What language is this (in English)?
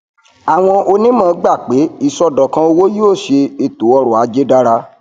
Yoruba